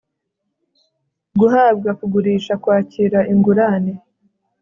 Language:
Kinyarwanda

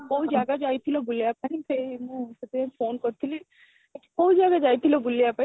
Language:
Odia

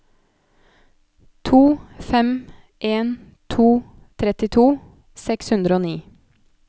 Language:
Norwegian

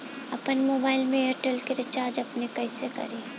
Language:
Bhojpuri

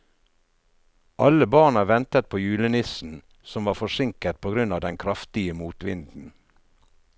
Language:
Norwegian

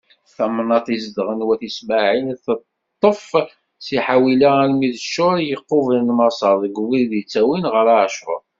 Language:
Kabyle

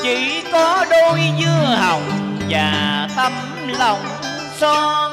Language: Vietnamese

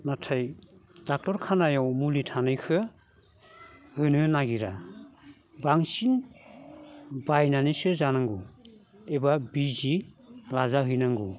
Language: Bodo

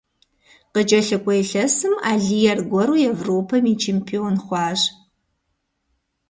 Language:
Kabardian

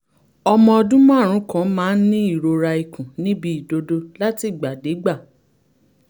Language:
Yoruba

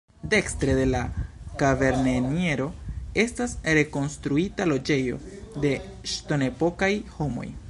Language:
Esperanto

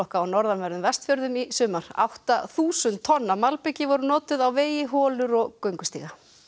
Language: Icelandic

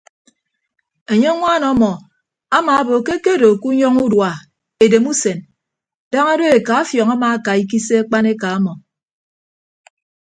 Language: Ibibio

